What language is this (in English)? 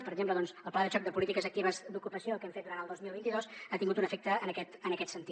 Catalan